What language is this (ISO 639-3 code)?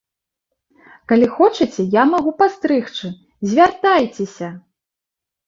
bel